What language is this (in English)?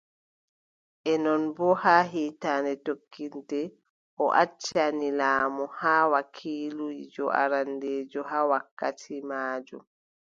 Adamawa Fulfulde